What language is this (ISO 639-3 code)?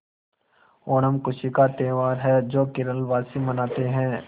hin